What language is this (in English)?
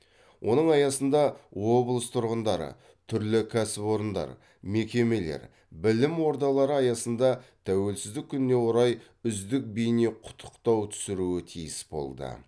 Kazakh